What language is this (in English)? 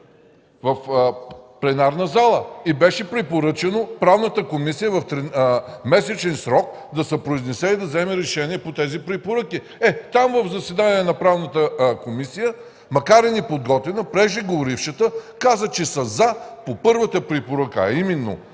Bulgarian